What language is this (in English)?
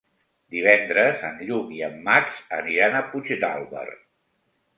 Catalan